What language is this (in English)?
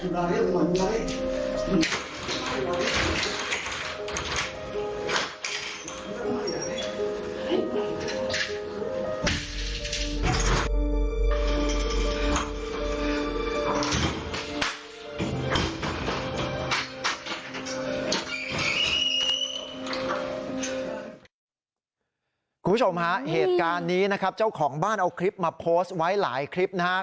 Thai